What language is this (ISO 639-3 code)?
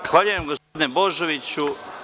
srp